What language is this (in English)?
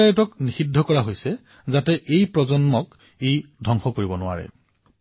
Assamese